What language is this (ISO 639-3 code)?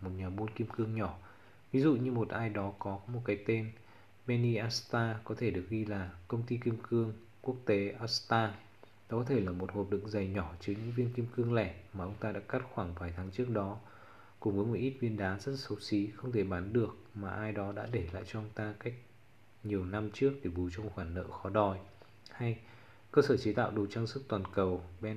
vie